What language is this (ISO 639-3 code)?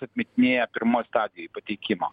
lit